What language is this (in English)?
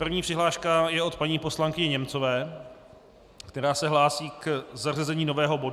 Czech